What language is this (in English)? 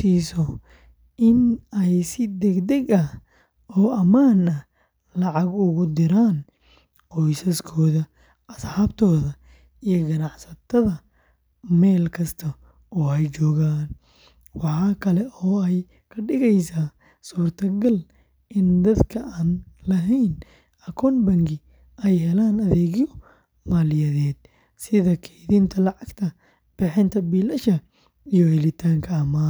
Somali